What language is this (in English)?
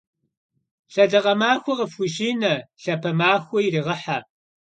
Kabardian